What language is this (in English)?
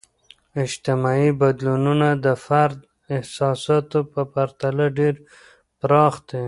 Pashto